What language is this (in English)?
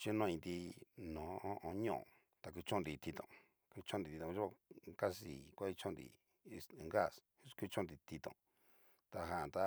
Cacaloxtepec Mixtec